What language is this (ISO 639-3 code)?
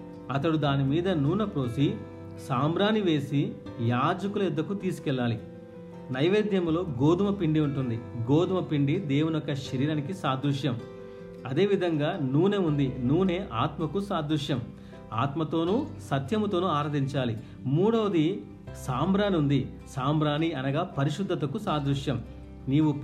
tel